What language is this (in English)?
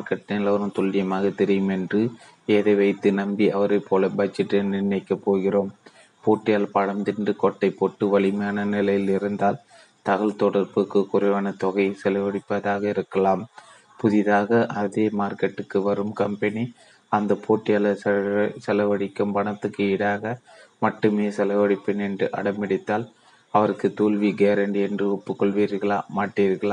Tamil